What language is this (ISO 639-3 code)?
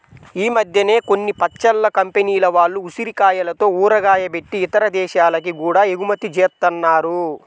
tel